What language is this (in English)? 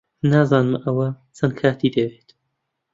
Central Kurdish